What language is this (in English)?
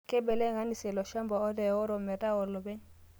Masai